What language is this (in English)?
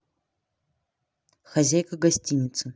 Russian